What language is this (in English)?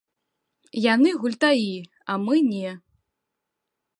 Belarusian